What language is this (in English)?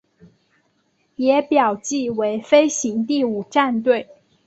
Chinese